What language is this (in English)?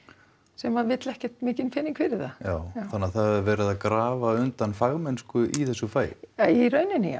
Icelandic